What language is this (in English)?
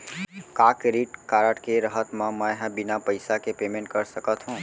Chhattisgarhi